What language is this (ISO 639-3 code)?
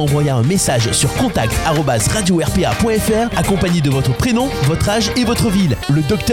fra